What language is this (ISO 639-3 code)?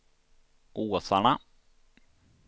swe